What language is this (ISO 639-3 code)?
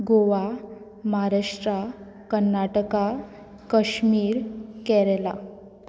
kok